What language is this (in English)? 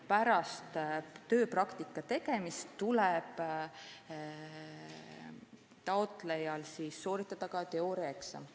Estonian